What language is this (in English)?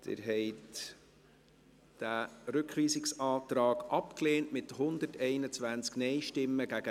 Swiss German